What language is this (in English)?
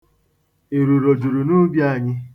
Igbo